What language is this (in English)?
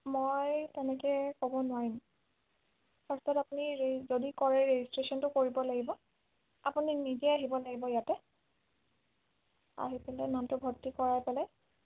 Assamese